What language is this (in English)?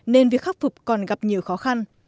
Vietnamese